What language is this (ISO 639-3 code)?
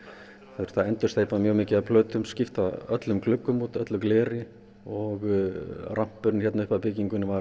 isl